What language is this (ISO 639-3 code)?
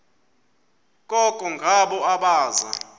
xho